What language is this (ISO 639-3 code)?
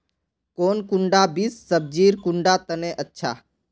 mag